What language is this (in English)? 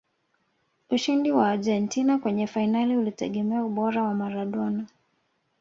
Swahili